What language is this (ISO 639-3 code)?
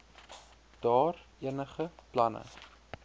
afr